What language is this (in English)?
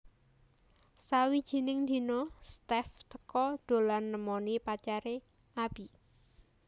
Javanese